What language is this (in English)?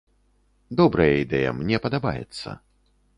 Belarusian